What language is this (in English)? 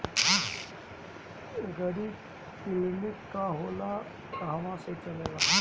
Bhojpuri